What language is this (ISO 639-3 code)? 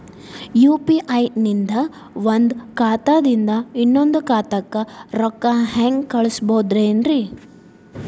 kan